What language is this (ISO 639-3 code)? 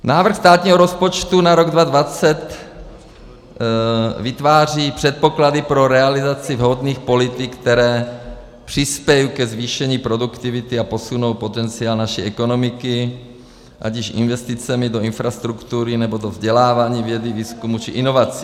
ces